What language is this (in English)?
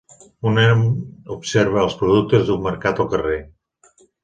Catalan